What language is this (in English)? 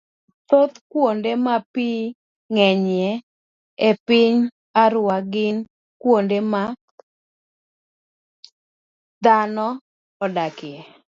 Luo (Kenya and Tanzania)